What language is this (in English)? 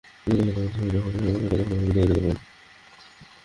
Bangla